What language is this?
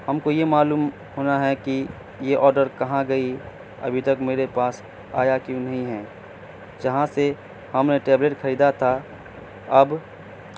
Urdu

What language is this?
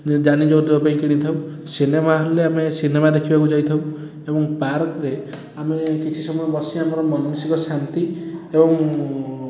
Odia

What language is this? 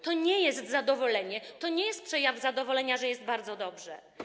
Polish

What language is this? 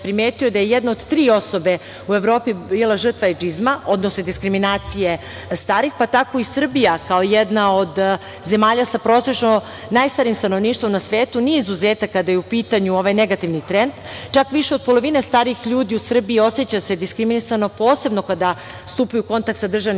Serbian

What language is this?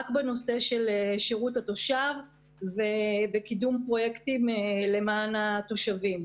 Hebrew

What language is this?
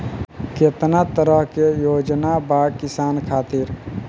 Bhojpuri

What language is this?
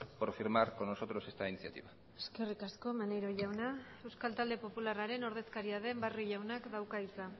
Basque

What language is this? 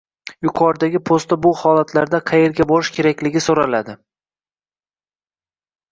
Uzbek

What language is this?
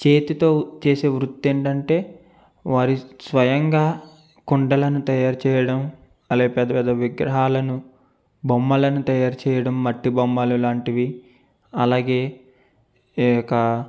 Telugu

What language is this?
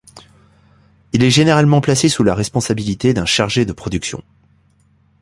French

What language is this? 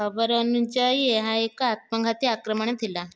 Odia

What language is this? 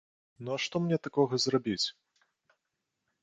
Belarusian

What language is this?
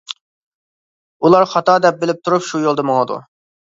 Uyghur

